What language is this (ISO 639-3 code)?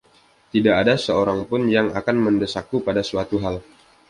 ind